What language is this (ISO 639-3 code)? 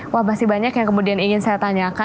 ind